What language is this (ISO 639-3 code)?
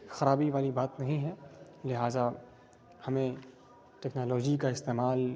urd